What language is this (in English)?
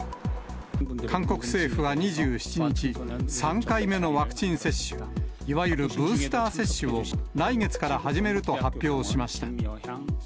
Japanese